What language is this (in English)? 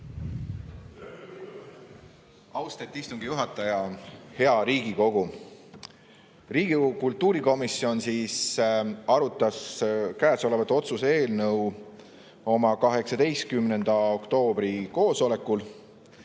Estonian